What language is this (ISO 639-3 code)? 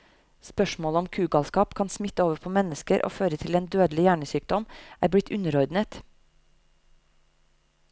nor